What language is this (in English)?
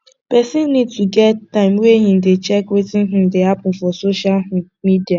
Nigerian Pidgin